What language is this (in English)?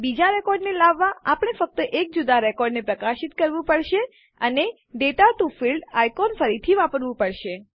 Gujarati